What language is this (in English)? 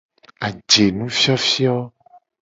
Gen